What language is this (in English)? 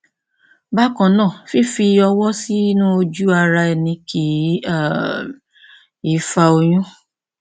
Yoruba